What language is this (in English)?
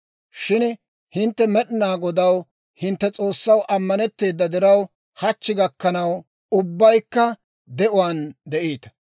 Dawro